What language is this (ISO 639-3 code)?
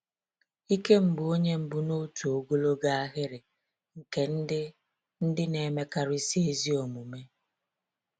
ibo